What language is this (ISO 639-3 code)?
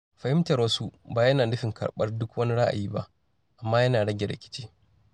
hau